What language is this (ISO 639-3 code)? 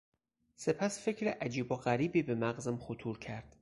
fas